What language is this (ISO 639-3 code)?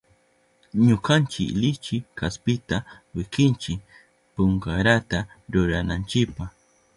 qup